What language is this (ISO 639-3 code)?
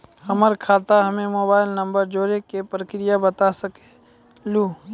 mai